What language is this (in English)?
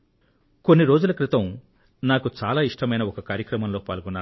Telugu